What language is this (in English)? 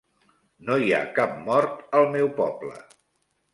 Catalan